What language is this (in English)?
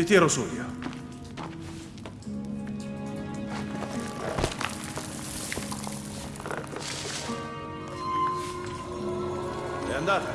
Italian